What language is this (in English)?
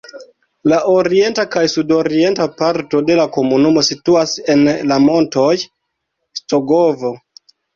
Esperanto